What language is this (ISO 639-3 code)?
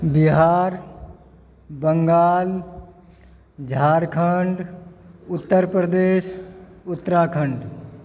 mai